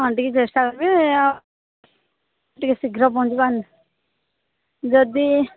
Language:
Odia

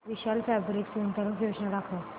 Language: Marathi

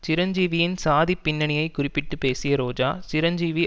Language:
Tamil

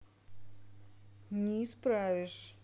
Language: Russian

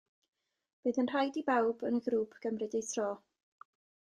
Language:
Welsh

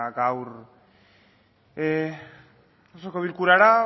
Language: Basque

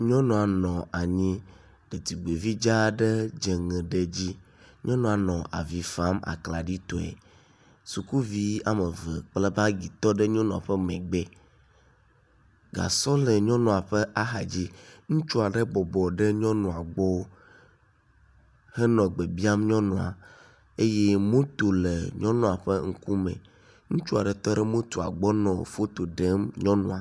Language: Ewe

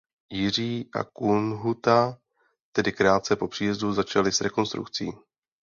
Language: Czech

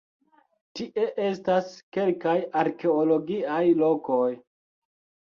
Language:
Esperanto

